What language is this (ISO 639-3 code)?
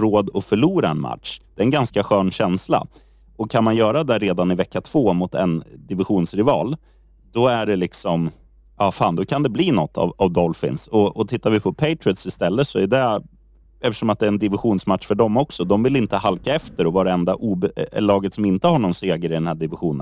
swe